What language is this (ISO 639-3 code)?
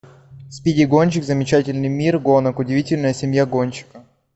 rus